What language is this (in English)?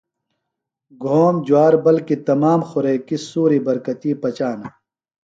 Phalura